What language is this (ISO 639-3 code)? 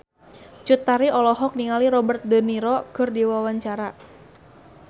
sun